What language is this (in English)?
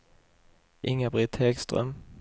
Swedish